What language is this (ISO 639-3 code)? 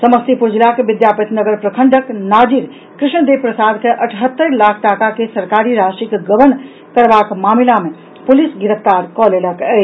mai